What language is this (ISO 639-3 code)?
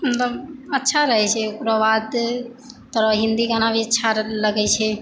mai